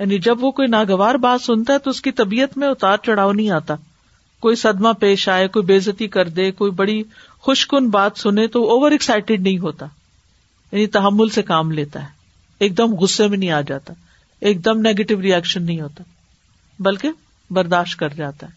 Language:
Urdu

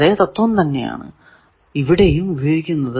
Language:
Malayalam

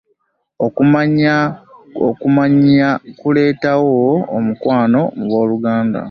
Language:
Ganda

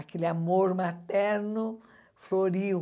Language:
Portuguese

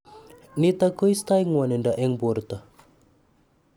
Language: Kalenjin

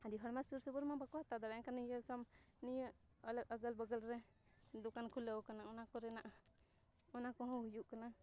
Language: Santali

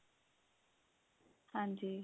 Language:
Punjabi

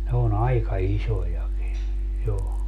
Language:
Finnish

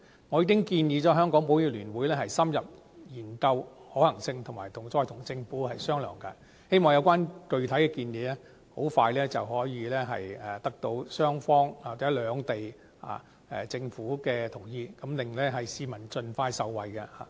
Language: Cantonese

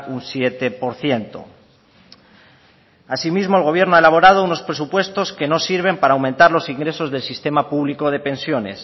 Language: Spanish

